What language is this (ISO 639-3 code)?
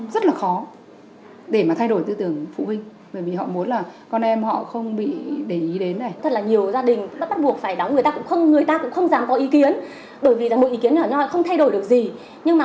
vie